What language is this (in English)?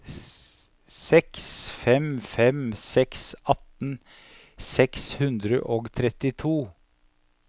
Norwegian